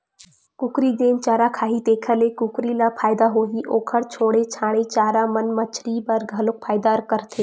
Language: Chhattisgarhi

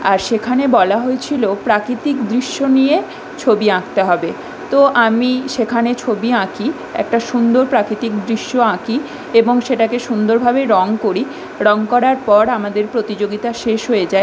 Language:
Bangla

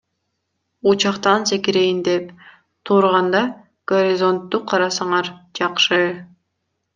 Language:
Kyrgyz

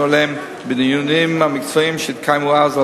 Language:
Hebrew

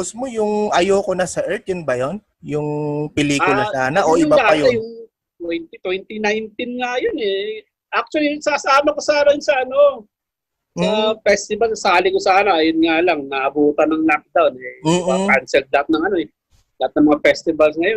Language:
Filipino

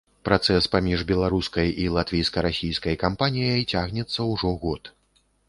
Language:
Belarusian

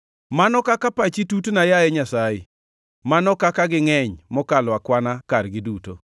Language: Luo (Kenya and Tanzania)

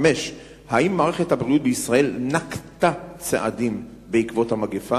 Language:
Hebrew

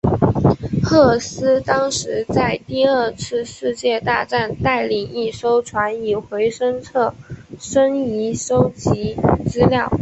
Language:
Chinese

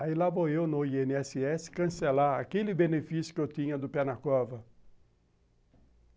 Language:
Portuguese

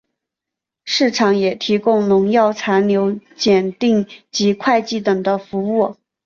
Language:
Chinese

